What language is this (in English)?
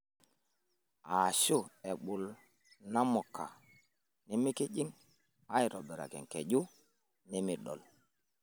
Masai